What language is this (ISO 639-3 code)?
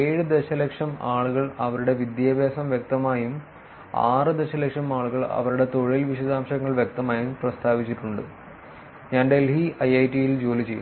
mal